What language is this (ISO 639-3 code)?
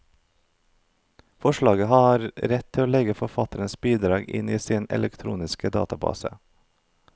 nor